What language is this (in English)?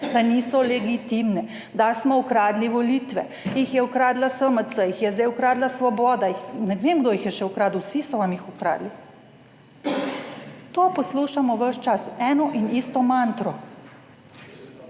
Slovenian